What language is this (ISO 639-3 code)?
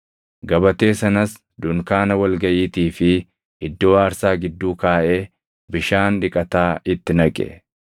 orm